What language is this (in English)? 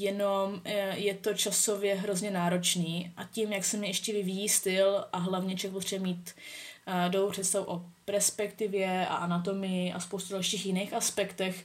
Czech